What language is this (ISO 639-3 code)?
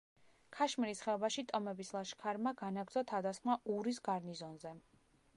kat